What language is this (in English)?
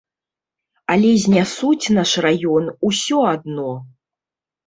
Belarusian